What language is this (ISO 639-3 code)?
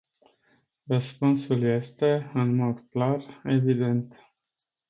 ron